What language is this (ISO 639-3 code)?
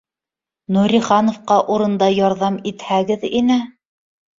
bak